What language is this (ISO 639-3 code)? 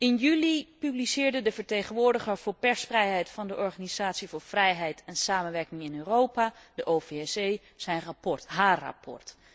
nld